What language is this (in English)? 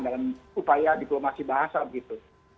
Indonesian